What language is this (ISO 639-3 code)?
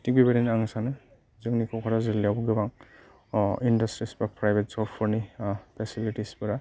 brx